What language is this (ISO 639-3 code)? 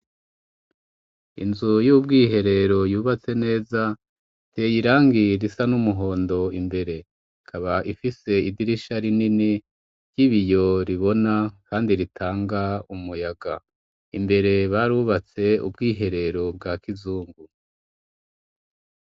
run